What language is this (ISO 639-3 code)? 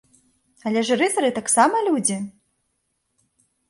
bel